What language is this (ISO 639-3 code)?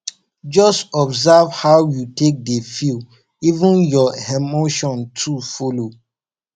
pcm